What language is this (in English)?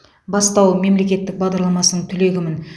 Kazakh